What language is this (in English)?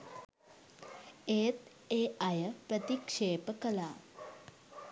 Sinhala